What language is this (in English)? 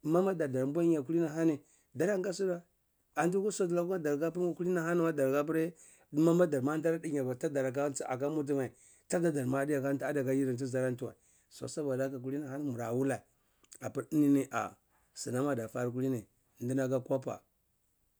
Cibak